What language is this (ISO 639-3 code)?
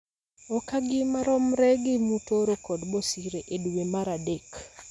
luo